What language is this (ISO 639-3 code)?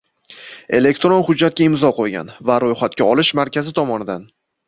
uzb